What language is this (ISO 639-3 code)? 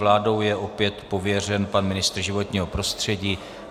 ces